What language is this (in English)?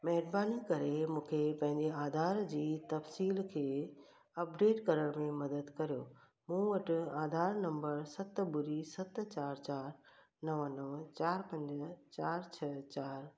Sindhi